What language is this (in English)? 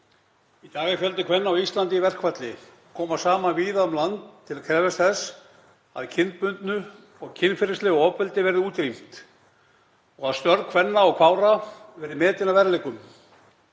Icelandic